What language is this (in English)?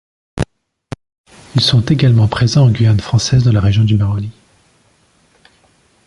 French